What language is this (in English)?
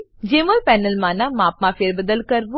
Gujarati